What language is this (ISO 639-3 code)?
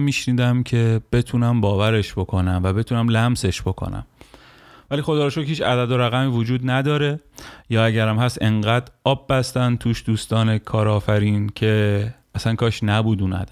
fas